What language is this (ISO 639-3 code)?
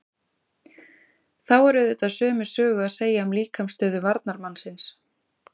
isl